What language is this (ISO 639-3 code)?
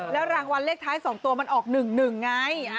tha